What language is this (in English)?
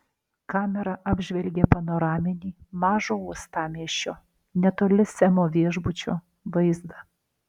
Lithuanian